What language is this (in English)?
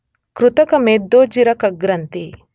Kannada